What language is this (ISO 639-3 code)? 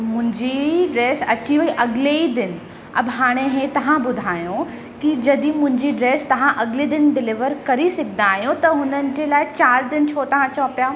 snd